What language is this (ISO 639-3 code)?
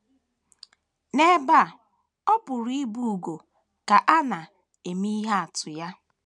ibo